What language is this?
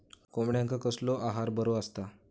Marathi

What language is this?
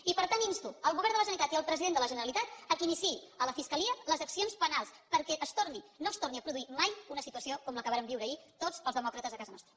Catalan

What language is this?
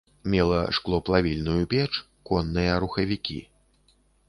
Belarusian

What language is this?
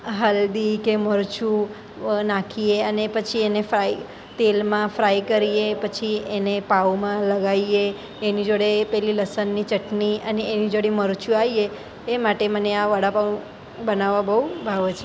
Gujarati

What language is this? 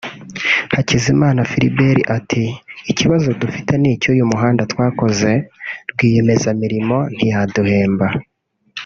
Kinyarwanda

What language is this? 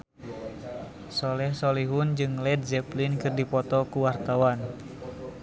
Sundanese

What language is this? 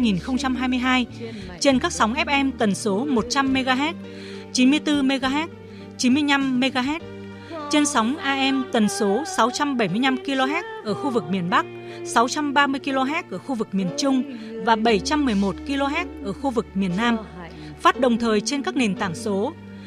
Vietnamese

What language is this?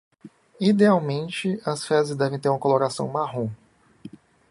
Portuguese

